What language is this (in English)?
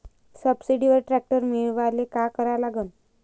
Marathi